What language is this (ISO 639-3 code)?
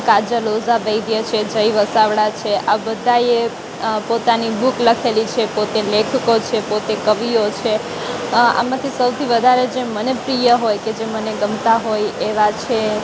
guj